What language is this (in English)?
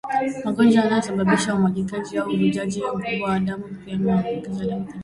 Swahili